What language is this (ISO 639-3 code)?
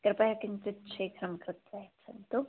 san